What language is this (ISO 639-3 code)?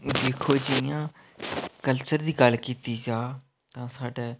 doi